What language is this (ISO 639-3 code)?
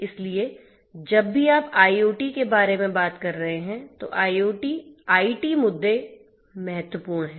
hin